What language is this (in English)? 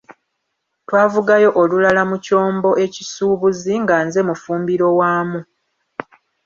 Ganda